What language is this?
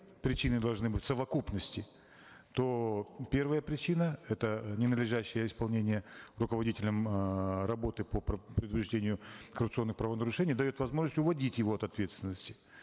Kazakh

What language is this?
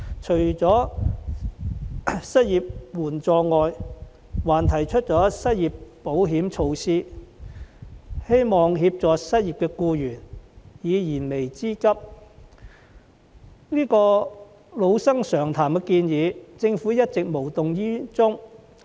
Cantonese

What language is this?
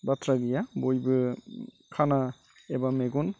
Bodo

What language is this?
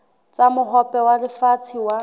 Southern Sotho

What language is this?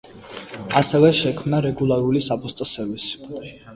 Georgian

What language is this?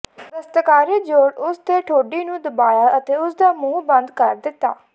Punjabi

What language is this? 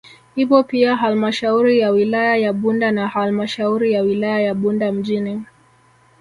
Swahili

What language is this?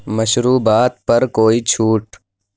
Urdu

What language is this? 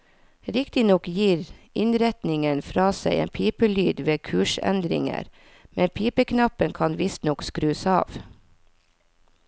Norwegian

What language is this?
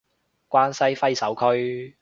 Cantonese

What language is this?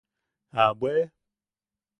Yaqui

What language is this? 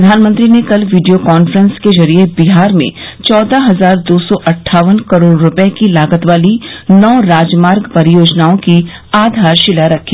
Hindi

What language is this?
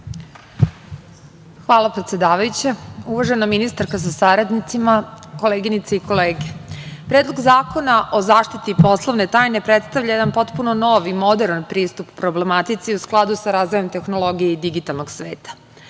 Serbian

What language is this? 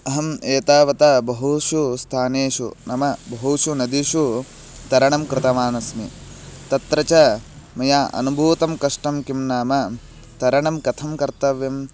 Sanskrit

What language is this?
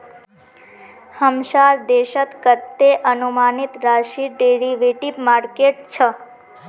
Magahi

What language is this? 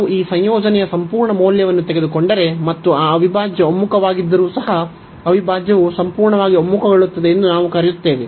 Kannada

